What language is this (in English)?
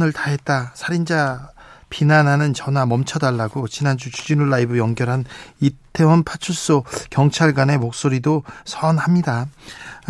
Korean